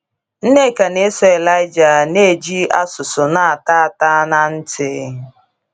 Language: Igbo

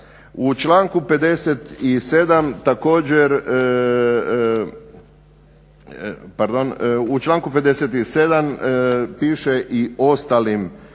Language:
Croatian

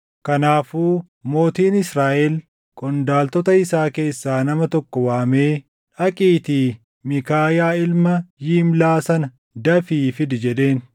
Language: Oromo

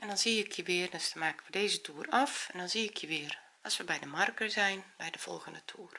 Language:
Dutch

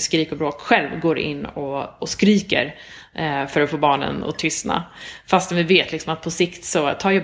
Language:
Swedish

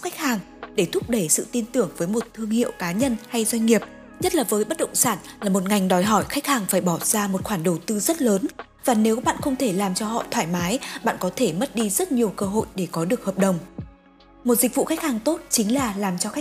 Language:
Vietnamese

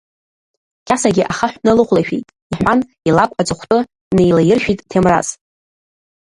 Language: Abkhazian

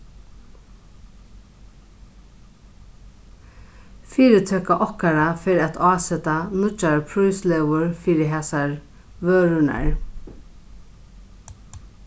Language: Faroese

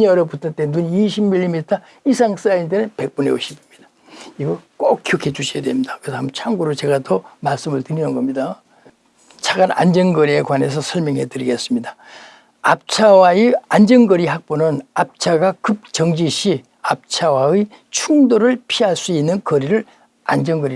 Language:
Korean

